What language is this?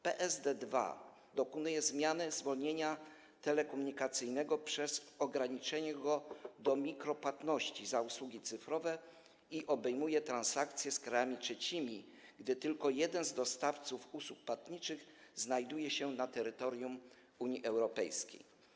Polish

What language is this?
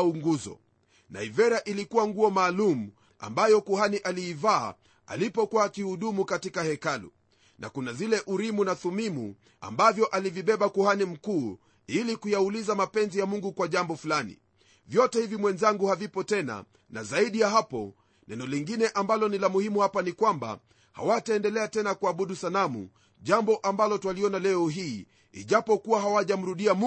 Swahili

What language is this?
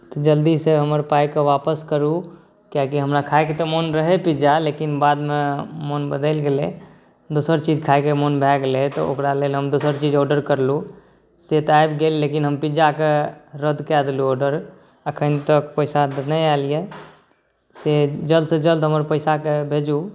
Maithili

